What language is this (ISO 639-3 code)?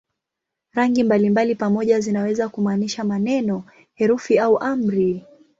swa